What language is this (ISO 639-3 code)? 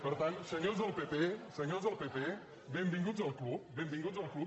cat